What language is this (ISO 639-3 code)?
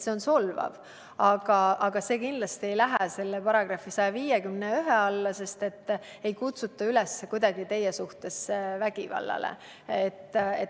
est